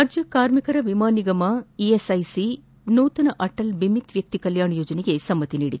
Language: Kannada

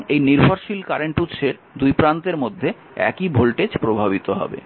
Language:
Bangla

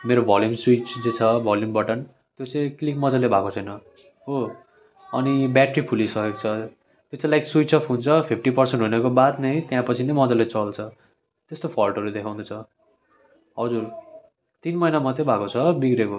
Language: Nepali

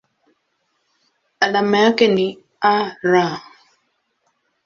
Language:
Swahili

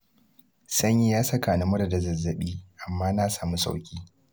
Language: Hausa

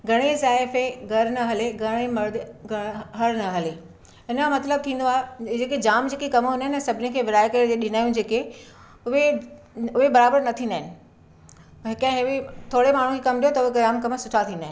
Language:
Sindhi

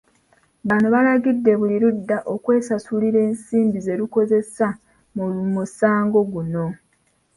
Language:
Ganda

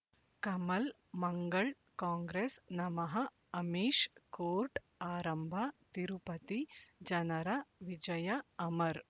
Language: Kannada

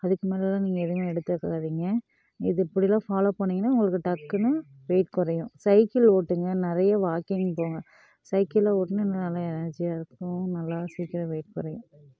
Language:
Tamil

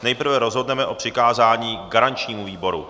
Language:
Czech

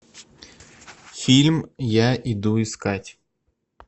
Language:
Russian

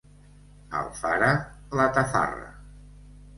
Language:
Catalan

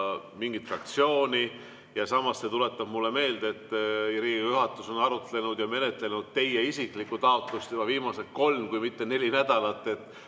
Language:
Estonian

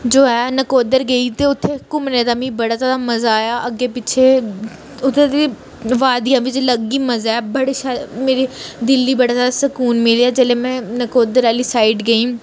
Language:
Dogri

